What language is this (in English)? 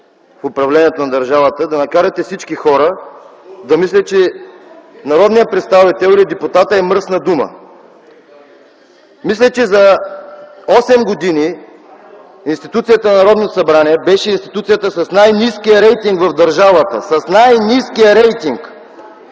Bulgarian